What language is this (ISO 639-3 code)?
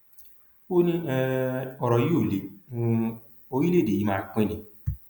yor